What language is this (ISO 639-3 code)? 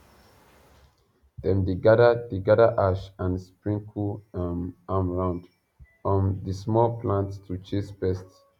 pcm